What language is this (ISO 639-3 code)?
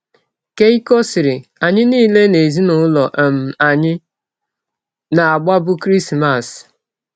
ibo